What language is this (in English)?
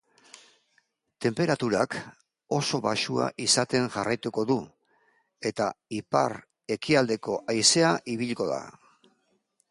Basque